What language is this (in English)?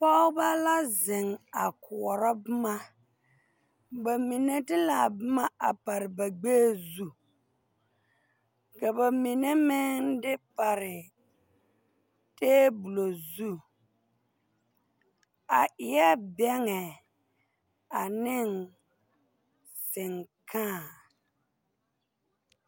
Southern Dagaare